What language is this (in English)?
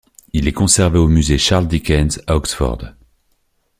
French